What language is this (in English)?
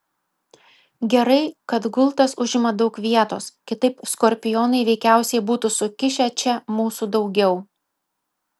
Lithuanian